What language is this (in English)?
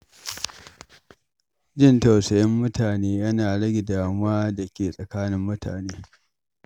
Hausa